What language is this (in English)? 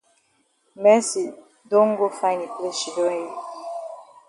Cameroon Pidgin